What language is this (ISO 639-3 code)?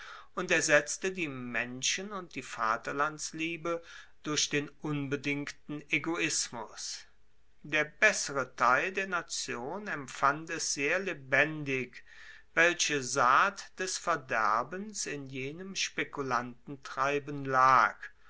deu